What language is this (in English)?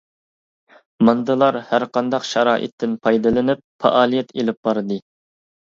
Uyghur